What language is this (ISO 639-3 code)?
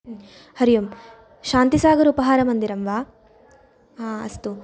san